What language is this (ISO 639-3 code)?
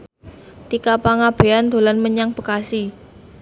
jav